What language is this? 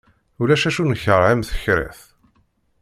Kabyle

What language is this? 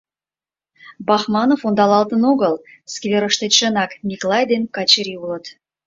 Mari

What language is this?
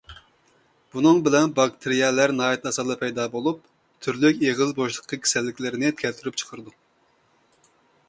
Uyghur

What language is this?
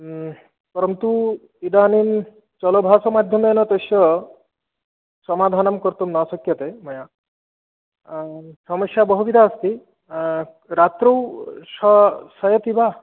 Sanskrit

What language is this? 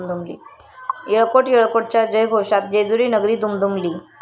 Marathi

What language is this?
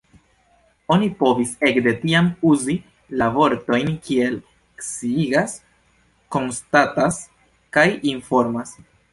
Esperanto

